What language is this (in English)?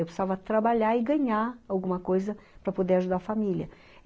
Portuguese